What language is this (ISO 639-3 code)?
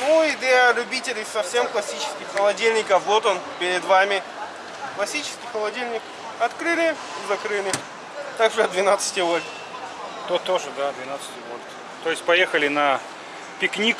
rus